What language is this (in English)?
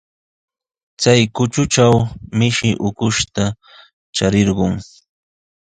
Sihuas Ancash Quechua